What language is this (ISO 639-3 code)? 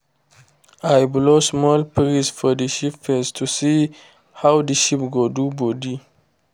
pcm